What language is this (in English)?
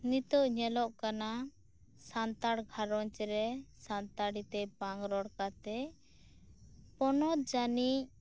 Santali